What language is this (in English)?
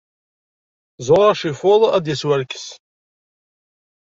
Kabyle